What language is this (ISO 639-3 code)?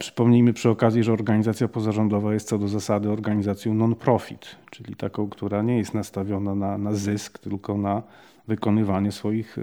pol